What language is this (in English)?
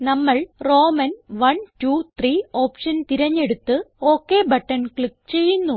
Malayalam